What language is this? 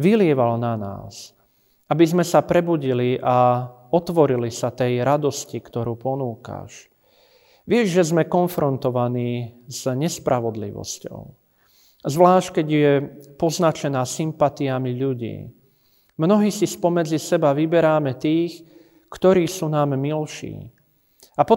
Slovak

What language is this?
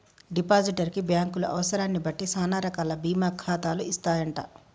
Telugu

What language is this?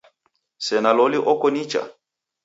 Taita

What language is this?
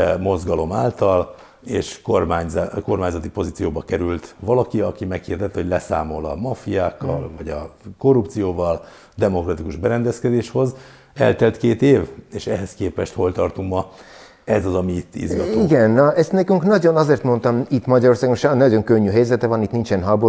Hungarian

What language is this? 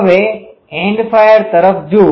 Gujarati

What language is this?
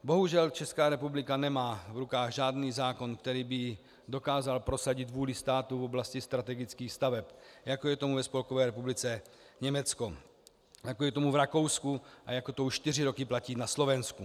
Czech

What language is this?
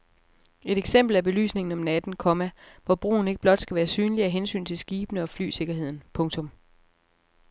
Danish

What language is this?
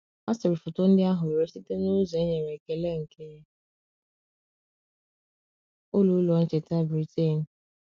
Igbo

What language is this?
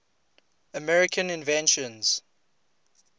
English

